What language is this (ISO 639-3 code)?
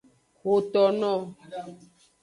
ajg